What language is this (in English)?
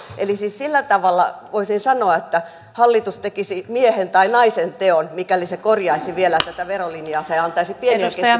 Finnish